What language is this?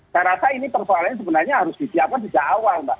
Indonesian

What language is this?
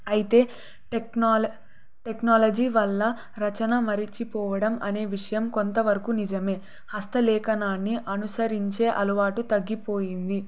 Telugu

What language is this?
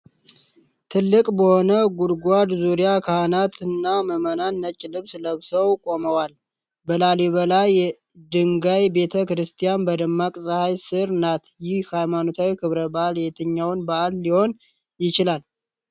Amharic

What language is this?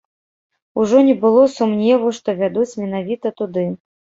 Belarusian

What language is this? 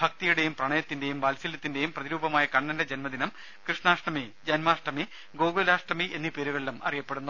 Malayalam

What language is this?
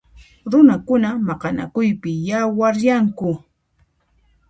Puno Quechua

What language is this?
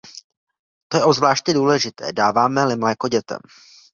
Czech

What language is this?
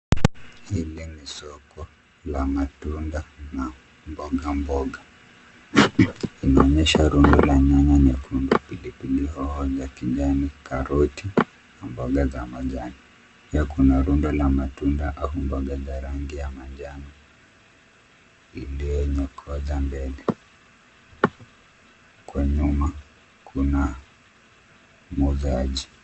Swahili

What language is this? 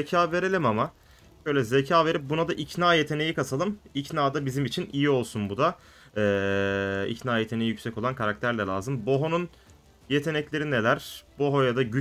Turkish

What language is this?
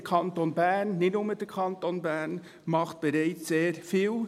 Swiss German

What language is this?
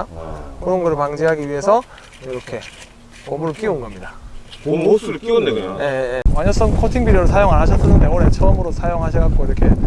Korean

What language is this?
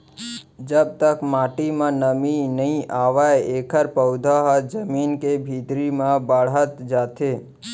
Chhattisgarhi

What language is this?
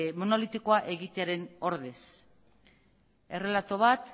Basque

